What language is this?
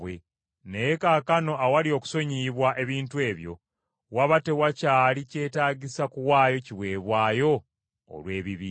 Ganda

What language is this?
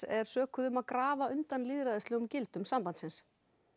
Icelandic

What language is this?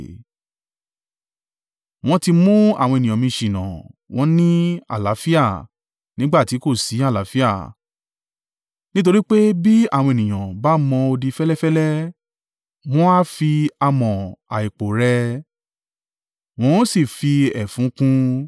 Yoruba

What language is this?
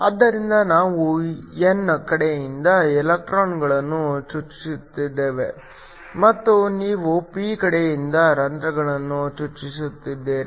Kannada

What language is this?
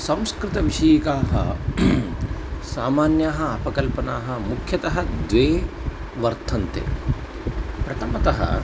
Sanskrit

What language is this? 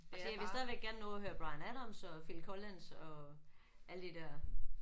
Danish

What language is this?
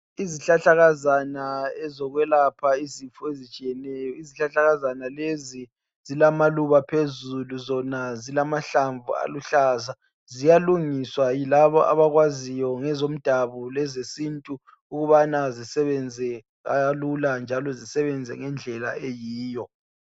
North Ndebele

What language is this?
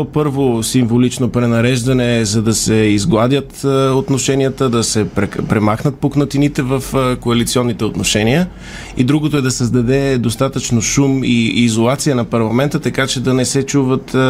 Bulgarian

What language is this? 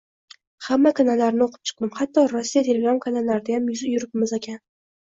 Uzbek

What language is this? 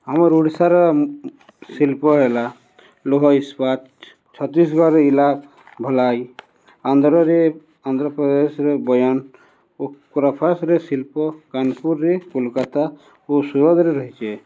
Odia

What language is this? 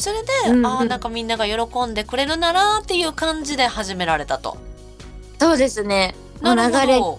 Japanese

